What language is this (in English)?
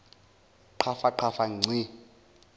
Zulu